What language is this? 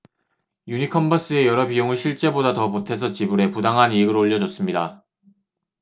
Korean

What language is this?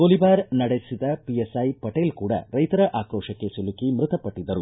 Kannada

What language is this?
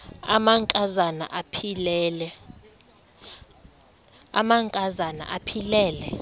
Xhosa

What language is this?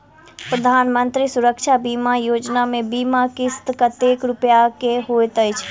Maithili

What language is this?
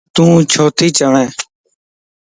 Lasi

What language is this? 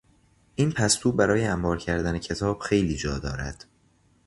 Persian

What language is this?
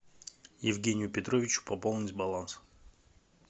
Russian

